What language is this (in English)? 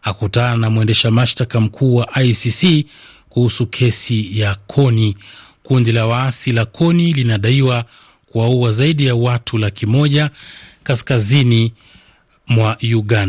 Swahili